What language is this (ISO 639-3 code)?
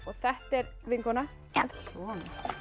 isl